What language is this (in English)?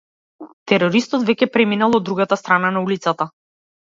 Macedonian